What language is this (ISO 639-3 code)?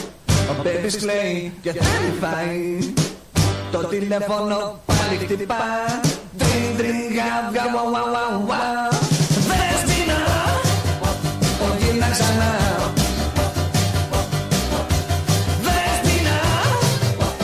ell